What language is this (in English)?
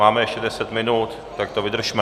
Czech